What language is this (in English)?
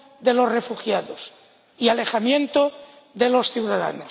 Spanish